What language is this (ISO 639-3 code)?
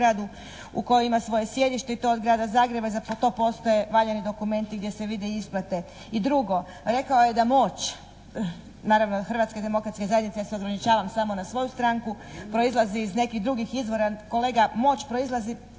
hrv